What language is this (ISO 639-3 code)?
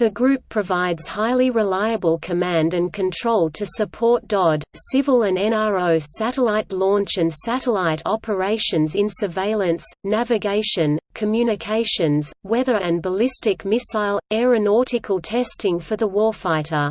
eng